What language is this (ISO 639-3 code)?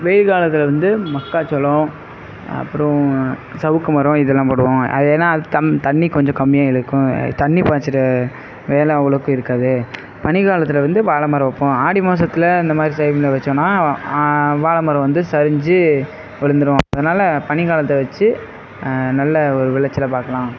tam